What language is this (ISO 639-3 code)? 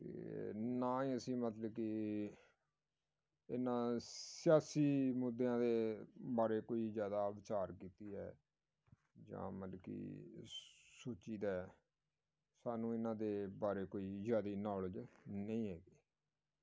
pan